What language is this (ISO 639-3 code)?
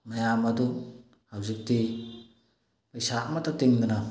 mni